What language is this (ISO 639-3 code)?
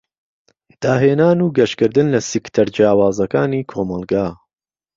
ckb